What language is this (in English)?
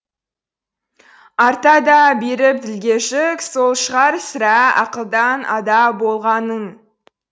Kazakh